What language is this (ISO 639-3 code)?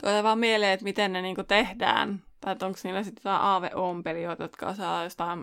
fin